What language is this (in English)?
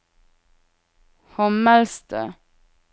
Norwegian